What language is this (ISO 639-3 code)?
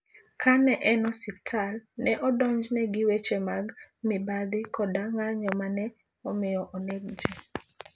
luo